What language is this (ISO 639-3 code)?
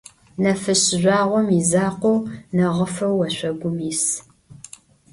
ady